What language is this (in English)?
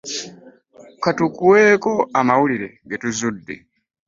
Ganda